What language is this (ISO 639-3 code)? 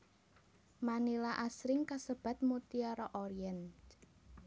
jav